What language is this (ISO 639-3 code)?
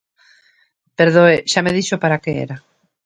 glg